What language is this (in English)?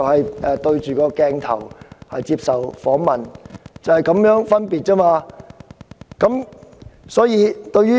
Cantonese